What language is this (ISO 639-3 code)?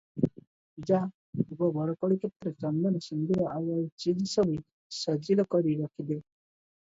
ori